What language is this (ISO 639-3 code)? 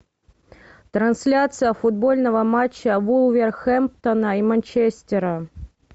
rus